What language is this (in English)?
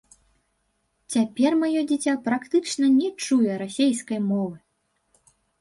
Belarusian